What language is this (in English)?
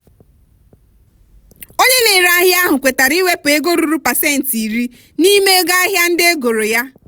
Igbo